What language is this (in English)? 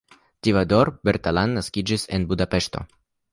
Esperanto